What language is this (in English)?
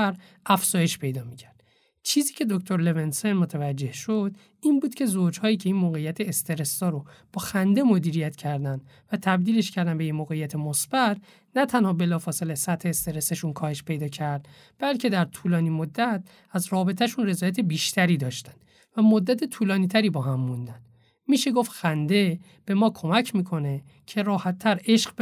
Persian